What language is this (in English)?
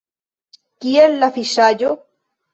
Esperanto